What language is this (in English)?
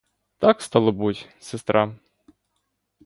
Ukrainian